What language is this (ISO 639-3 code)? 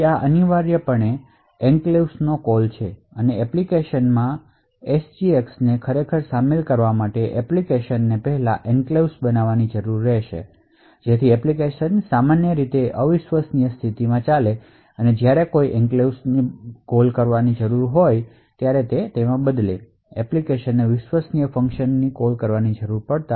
guj